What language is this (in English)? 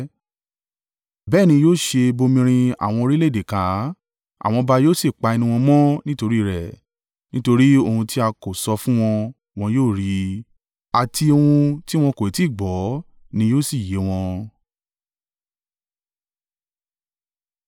Yoruba